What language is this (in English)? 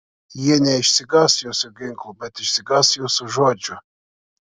Lithuanian